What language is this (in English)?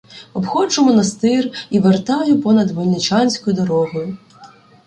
Ukrainian